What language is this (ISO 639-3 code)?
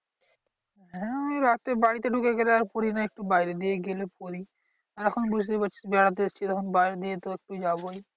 ben